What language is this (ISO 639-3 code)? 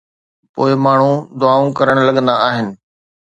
snd